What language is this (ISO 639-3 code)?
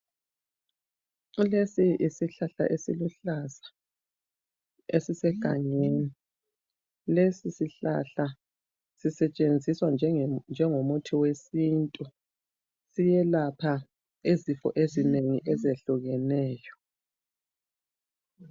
nde